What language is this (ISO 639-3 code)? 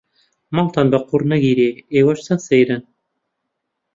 ckb